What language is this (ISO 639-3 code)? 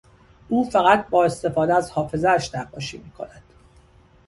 fas